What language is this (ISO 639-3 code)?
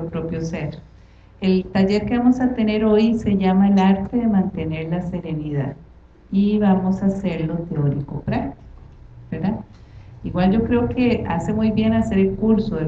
spa